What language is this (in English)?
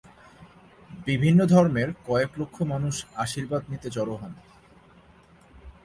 Bangla